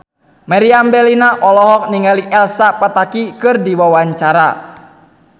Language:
Sundanese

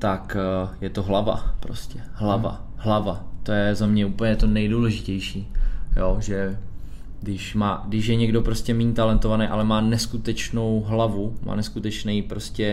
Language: Czech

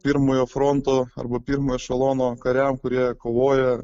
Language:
Lithuanian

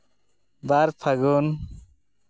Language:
Santali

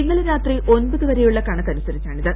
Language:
Malayalam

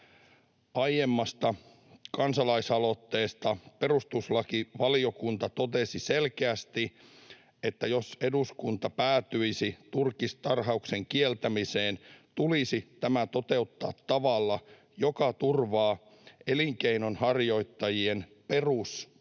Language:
Finnish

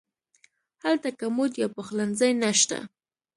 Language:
Pashto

